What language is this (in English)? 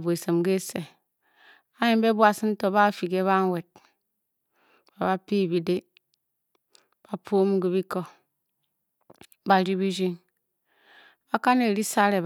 Bokyi